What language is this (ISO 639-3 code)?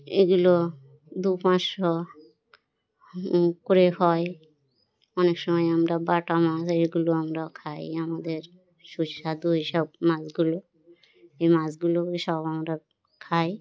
ben